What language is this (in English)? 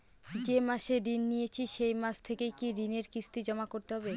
Bangla